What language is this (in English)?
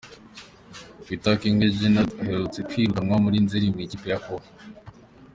Kinyarwanda